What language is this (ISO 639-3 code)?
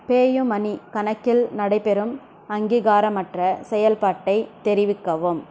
tam